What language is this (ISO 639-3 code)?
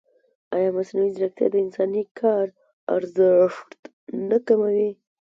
pus